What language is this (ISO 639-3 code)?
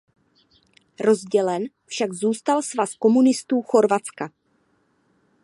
ces